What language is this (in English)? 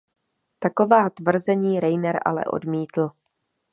Czech